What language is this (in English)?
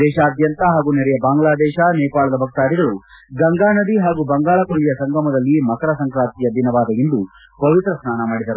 Kannada